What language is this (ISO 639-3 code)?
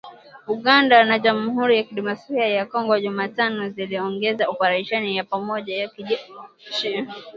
swa